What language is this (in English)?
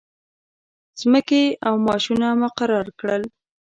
Pashto